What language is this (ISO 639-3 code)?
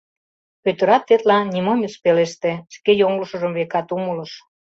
chm